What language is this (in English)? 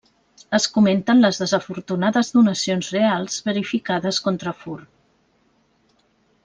Catalan